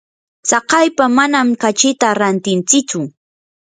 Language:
Yanahuanca Pasco Quechua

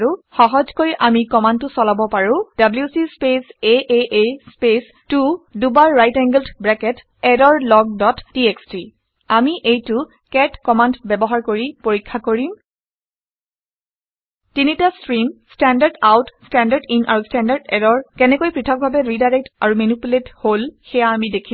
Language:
Assamese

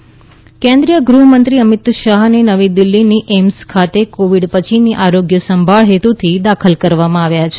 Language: Gujarati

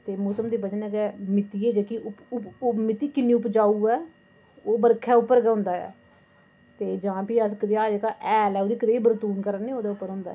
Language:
Dogri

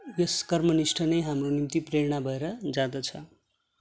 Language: Nepali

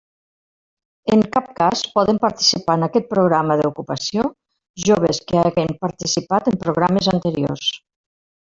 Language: Catalan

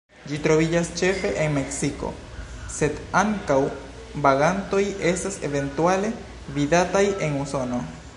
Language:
Esperanto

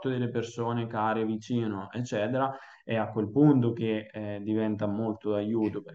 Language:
Italian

